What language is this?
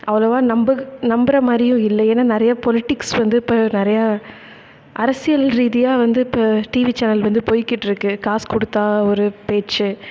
Tamil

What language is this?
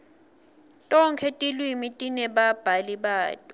Swati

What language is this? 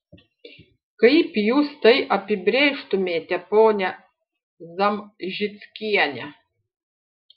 Lithuanian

